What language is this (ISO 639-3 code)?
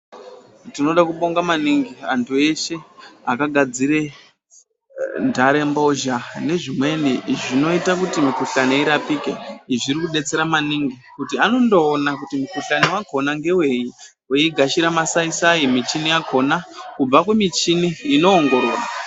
ndc